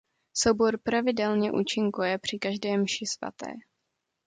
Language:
Czech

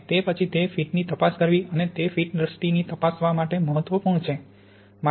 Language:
Gujarati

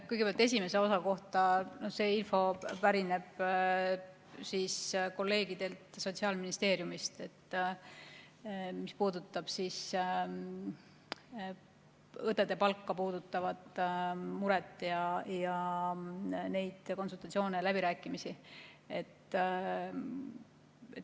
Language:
Estonian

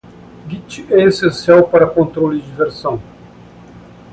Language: Portuguese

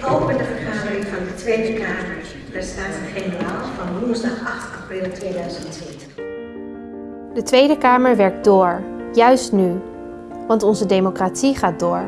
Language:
Dutch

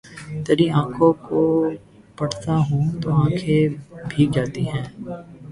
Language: Urdu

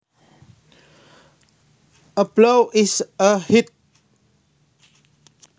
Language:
Javanese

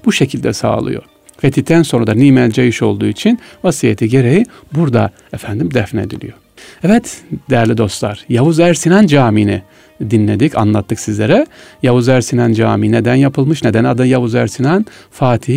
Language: Turkish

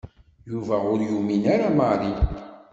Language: Kabyle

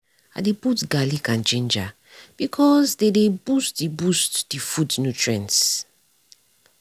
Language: Nigerian Pidgin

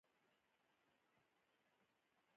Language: Pashto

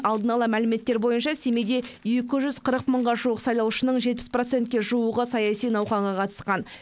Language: Kazakh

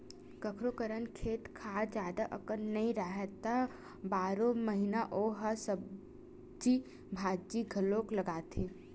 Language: Chhattisgarhi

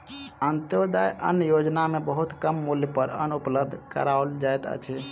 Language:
Maithili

